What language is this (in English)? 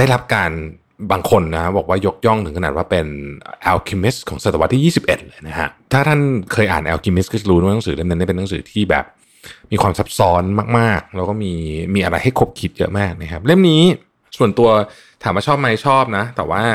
Thai